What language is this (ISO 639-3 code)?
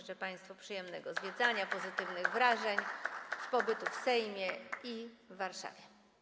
pol